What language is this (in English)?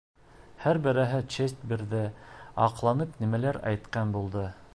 Bashkir